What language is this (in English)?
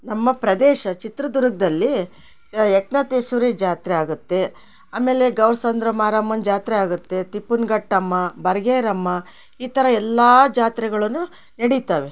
Kannada